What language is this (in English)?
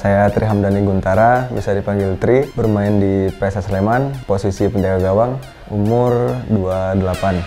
Indonesian